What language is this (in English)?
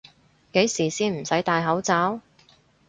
Cantonese